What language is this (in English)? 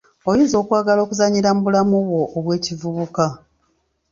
Ganda